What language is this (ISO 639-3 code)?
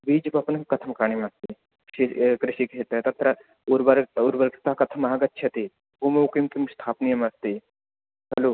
san